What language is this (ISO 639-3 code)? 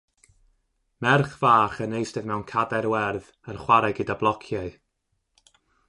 cym